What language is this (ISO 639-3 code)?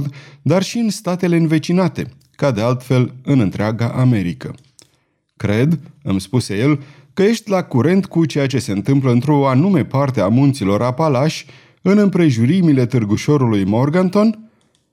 ron